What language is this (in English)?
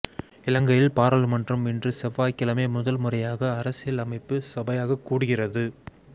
Tamil